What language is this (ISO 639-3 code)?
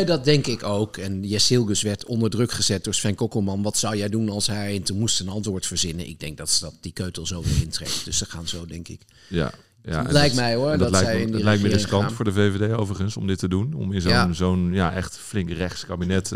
nld